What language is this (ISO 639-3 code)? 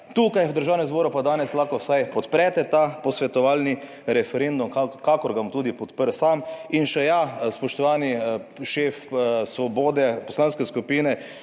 slv